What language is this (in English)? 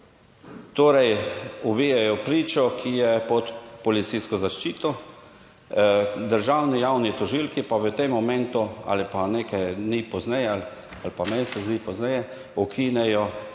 Slovenian